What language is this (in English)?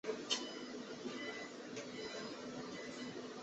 Chinese